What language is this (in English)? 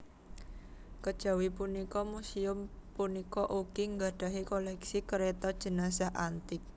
Javanese